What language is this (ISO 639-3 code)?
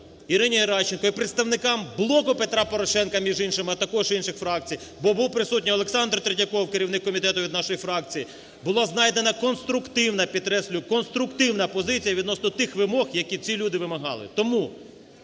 ukr